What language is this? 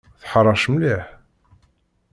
Kabyle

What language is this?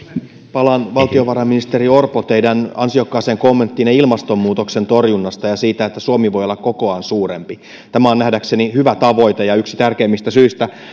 Finnish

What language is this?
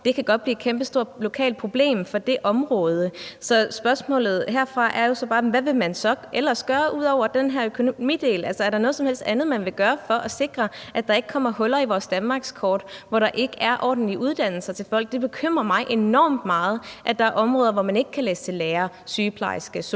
Danish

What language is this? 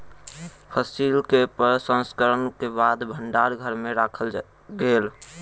Maithili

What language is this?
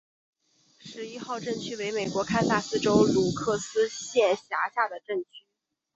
Chinese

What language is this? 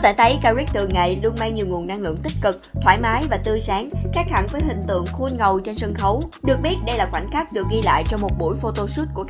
Vietnamese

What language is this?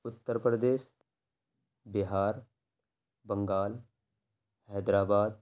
Urdu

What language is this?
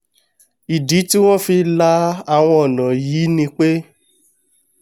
Yoruba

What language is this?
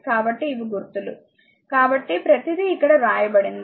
Telugu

